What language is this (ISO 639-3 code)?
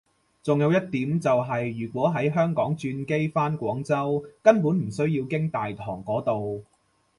yue